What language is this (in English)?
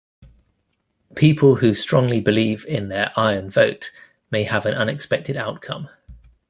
English